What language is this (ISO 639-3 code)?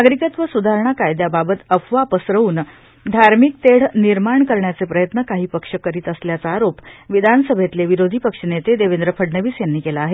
mar